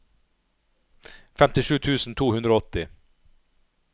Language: Norwegian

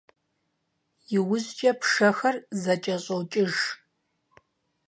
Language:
Kabardian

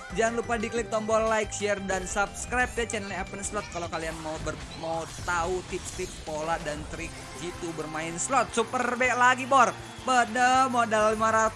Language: Indonesian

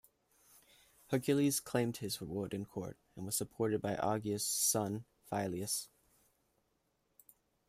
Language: English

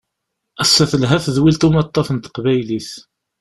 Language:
Kabyle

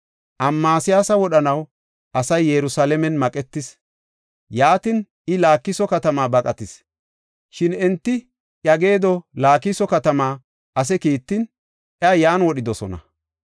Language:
Gofa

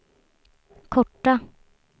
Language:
Swedish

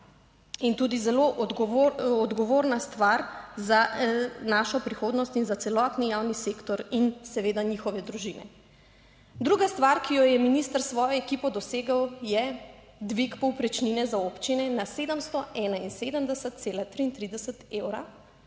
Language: Slovenian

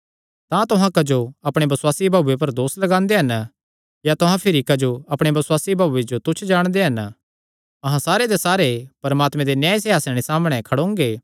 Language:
Kangri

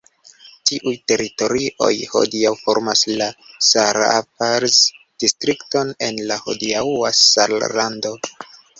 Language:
Esperanto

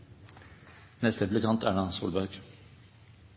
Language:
Norwegian Nynorsk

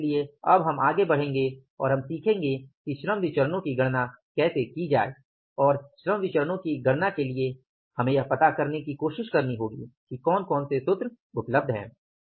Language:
Hindi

